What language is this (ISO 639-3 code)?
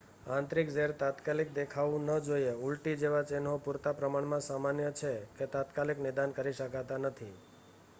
guj